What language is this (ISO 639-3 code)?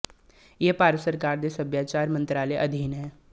pan